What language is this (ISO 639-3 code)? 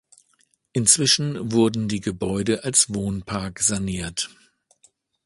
deu